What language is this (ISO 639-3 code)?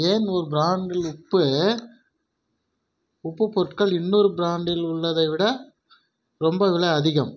tam